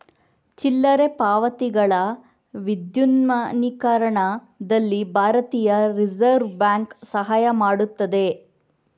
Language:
Kannada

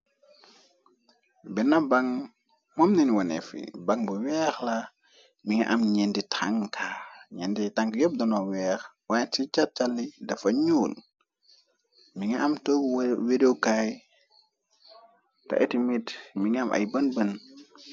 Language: Wolof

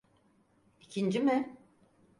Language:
Turkish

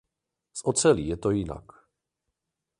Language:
Czech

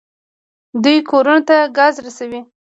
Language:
Pashto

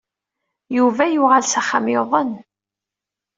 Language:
Kabyle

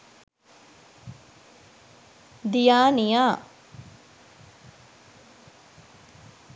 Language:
Sinhala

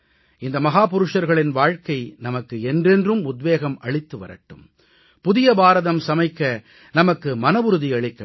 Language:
Tamil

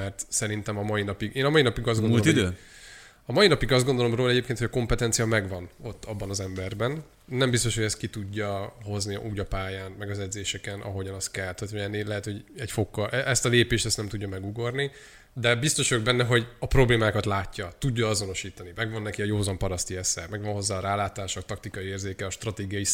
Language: Hungarian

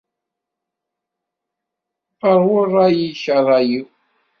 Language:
Kabyle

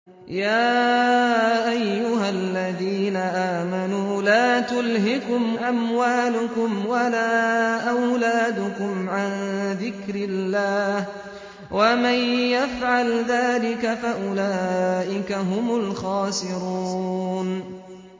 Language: Arabic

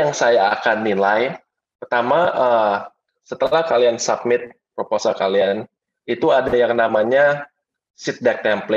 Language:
Indonesian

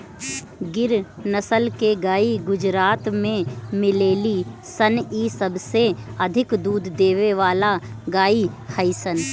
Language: Bhojpuri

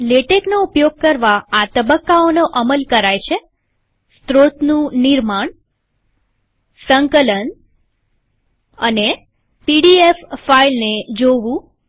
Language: Gujarati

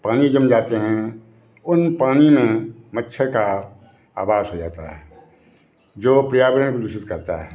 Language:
Hindi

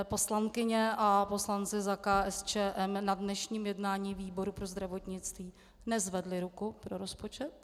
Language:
Czech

